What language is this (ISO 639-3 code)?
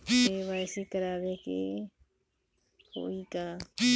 bho